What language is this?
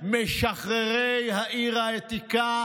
Hebrew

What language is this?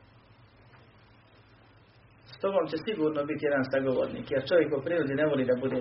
Croatian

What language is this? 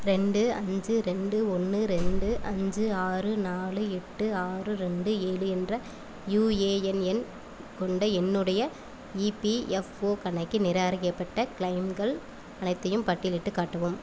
Tamil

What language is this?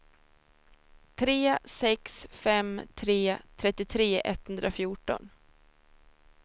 Swedish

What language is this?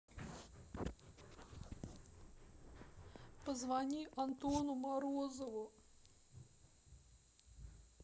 Russian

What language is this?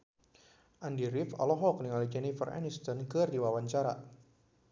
Sundanese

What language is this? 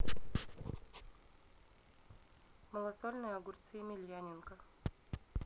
Russian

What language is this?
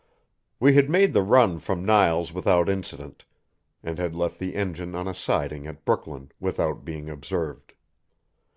English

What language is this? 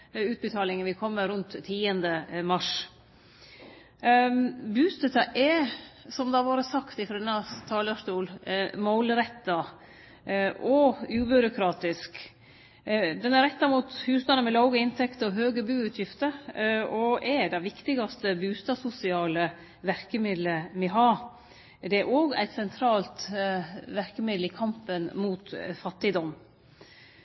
Norwegian Nynorsk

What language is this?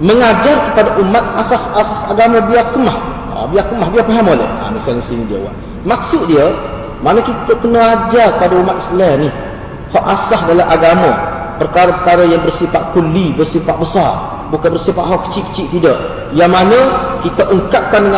Malay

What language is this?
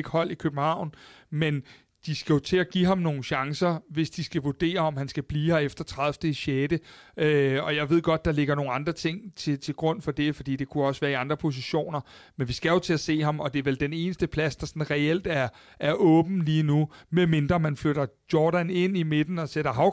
Danish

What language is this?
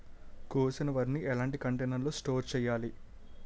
Telugu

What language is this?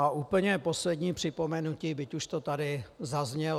Czech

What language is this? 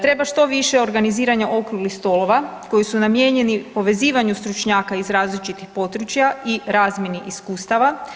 Croatian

